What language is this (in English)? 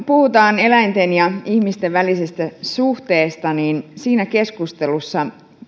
Finnish